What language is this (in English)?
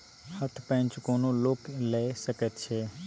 Maithili